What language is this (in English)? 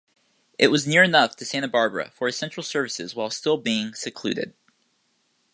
English